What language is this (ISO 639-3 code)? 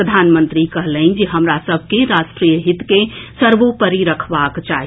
mai